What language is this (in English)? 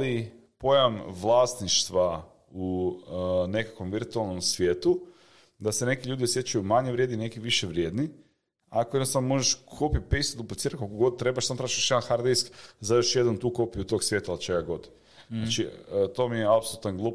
Croatian